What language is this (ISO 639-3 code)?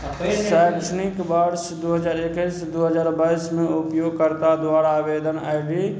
mai